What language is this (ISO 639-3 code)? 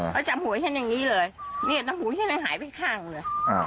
tha